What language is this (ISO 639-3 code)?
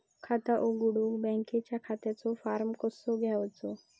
mar